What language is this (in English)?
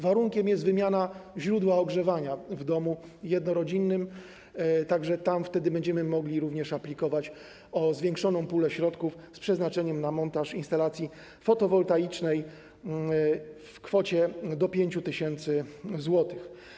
Polish